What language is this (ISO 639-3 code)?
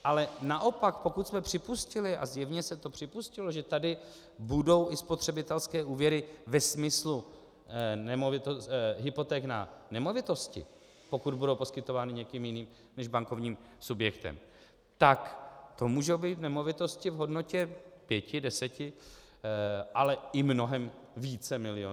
ces